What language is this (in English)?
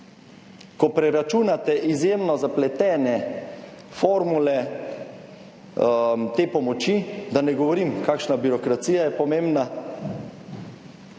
Slovenian